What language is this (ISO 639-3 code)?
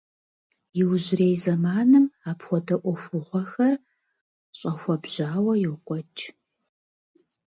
kbd